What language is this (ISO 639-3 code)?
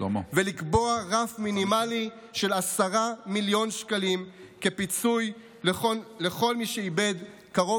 heb